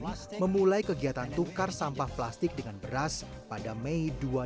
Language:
Indonesian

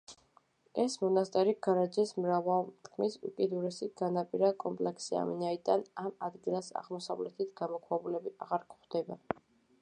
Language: Georgian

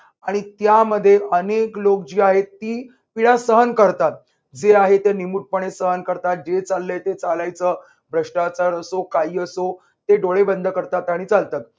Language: Marathi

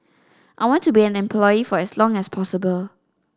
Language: English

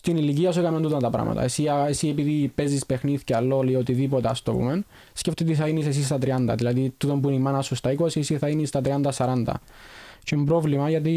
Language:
Greek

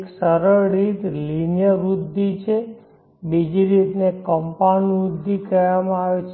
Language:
Gujarati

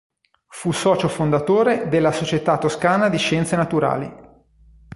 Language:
Italian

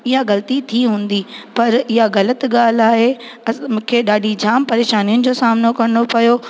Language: Sindhi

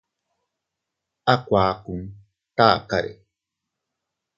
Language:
Teutila Cuicatec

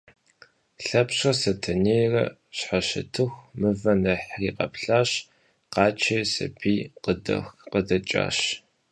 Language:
Kabardian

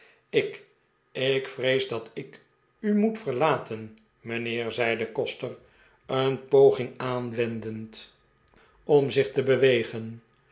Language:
Dutch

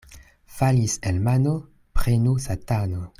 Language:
Esperanto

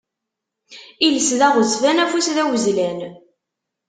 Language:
Kabyle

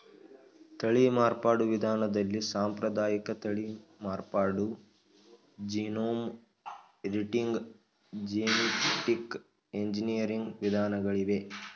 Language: Kannada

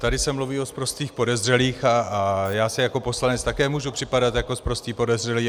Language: Czech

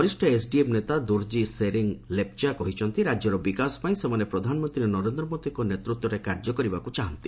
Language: Odia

